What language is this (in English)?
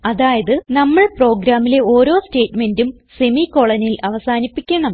Malayalam